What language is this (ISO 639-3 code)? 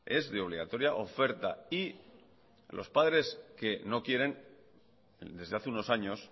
spa